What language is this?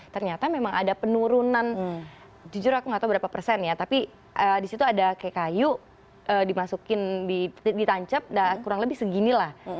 Indonesian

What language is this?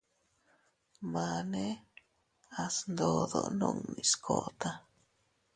Teutila Cuicatec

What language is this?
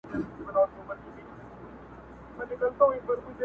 Pashto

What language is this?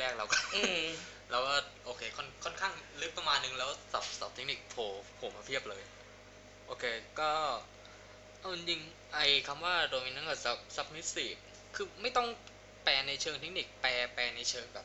Thai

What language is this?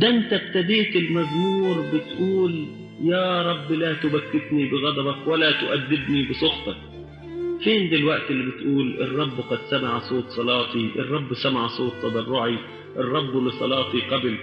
Arabic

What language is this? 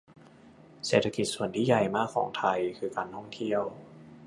Thai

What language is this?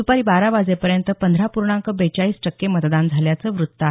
Marathi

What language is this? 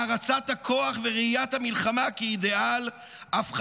Hebrew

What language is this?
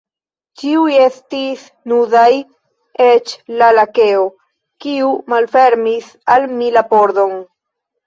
Esperanto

